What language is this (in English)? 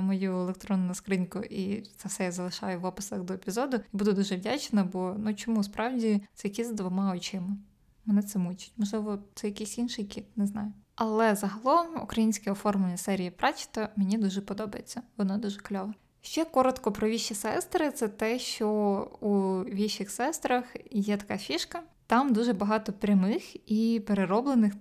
Ukrainian